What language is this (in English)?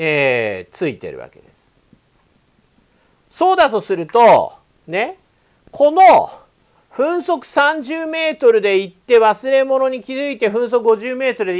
Japanese